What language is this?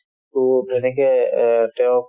Assamese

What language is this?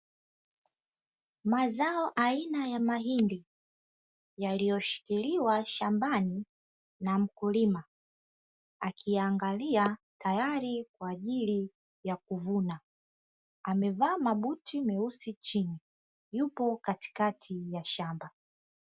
Swahili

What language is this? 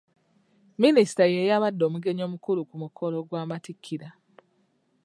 Ganda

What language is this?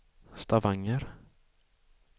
Swedish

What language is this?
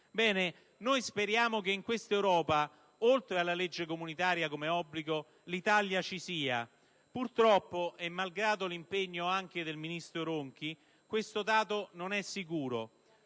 Italian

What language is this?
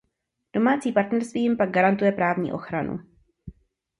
Czech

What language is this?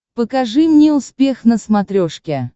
Russian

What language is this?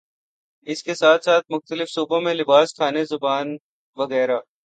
Urdu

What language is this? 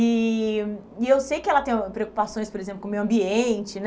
Portuguese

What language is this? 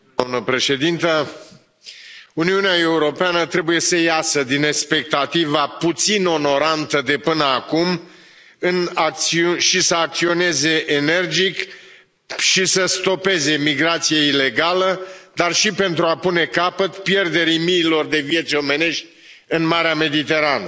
Romanian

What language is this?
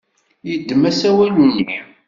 Kabyle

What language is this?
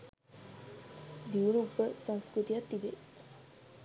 Sinhala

